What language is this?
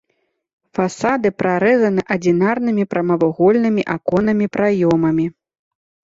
Belarusian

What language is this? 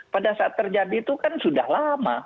Indonesian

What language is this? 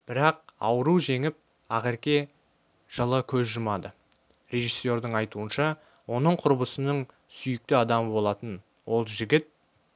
Kazakh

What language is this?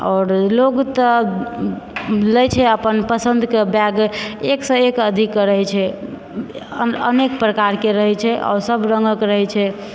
Maithili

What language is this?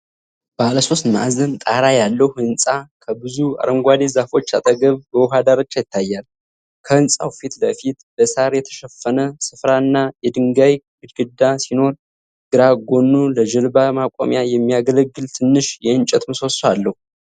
Amharic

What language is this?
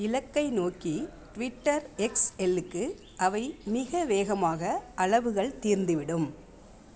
Tamil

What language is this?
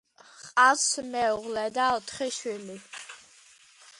Georgian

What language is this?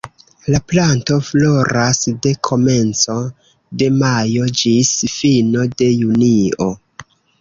Esperanto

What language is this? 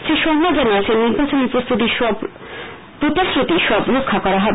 Bangla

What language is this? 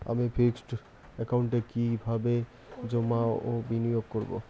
Bangla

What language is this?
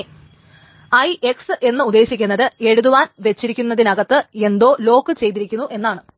Malayalam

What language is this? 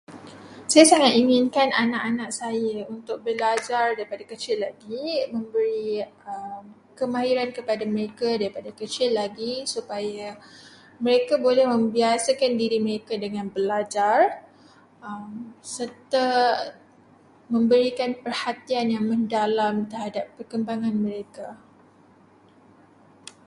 Malay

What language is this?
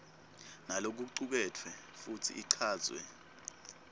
Swati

